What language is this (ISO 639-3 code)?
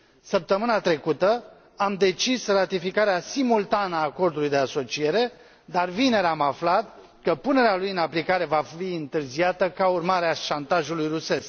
ron